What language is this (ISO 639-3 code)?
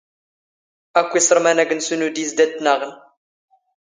zgh